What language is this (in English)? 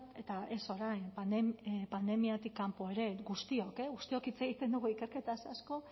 Basque